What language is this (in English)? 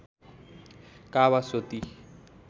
Nepali